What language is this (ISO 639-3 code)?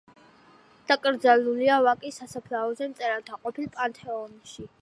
kat